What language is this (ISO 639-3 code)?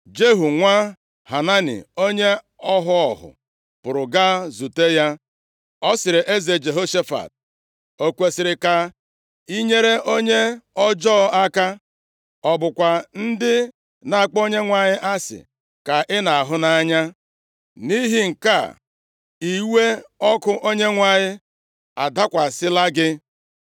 ibo